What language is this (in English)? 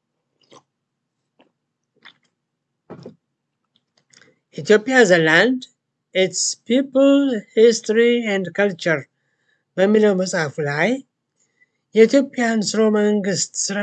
Turkish